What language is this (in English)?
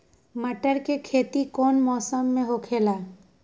Magahi